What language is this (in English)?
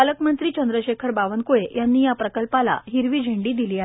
Marathi